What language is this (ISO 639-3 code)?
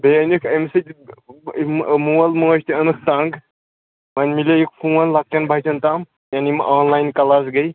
kas